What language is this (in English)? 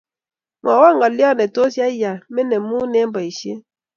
Kalenjin